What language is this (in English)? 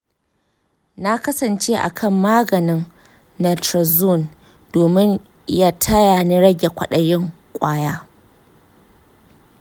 Hausa